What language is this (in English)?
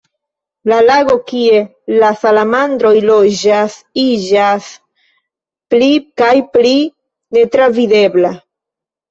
Esperanto